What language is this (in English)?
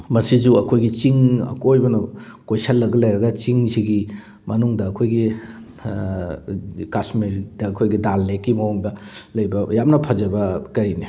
Manipuri